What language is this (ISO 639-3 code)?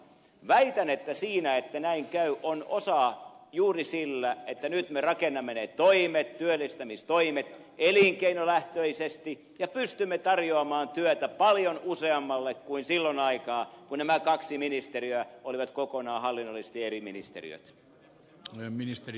fin